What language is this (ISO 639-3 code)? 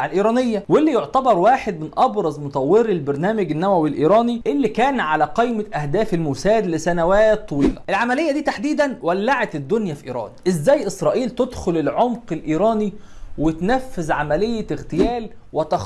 ara